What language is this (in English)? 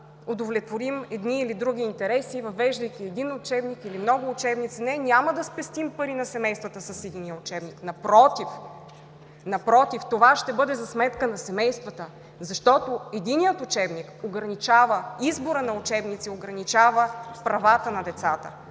Bulgarian